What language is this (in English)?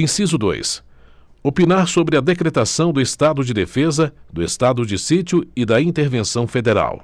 Portuguese